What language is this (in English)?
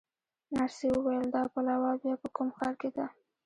Pashto